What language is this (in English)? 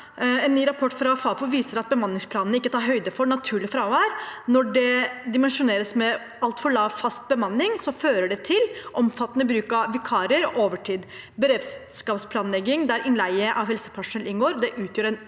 Norwegian